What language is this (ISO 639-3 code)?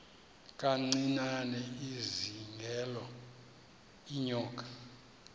xho